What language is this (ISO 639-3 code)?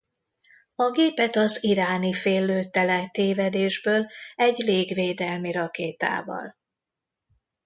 hun